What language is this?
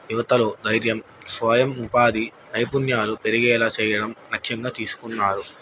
Telugu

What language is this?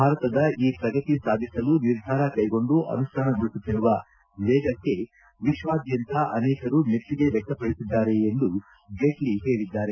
Kannada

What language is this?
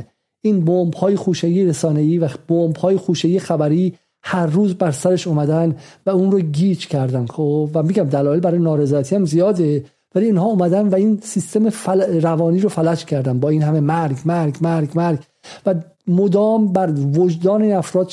Persian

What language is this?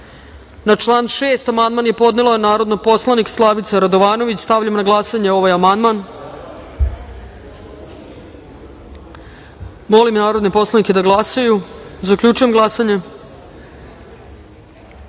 Serbian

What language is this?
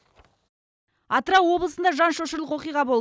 Kazakh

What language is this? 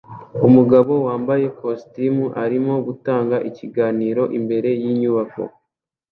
Kinyarwanda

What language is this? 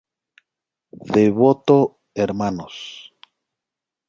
Spanish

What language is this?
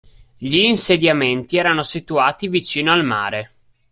Italian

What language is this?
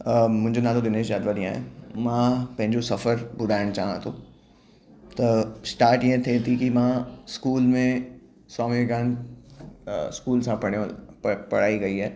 Sindhi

